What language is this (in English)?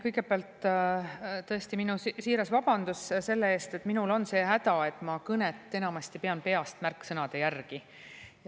Estonian